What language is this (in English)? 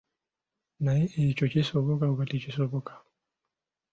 Ganda